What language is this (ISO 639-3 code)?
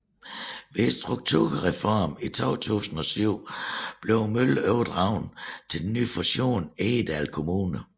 dan